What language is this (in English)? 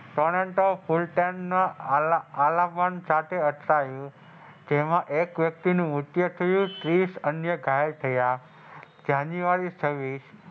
Gujarati